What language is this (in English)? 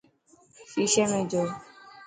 Dhatki